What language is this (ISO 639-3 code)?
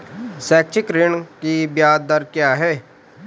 hin